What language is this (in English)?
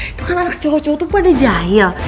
Indonesian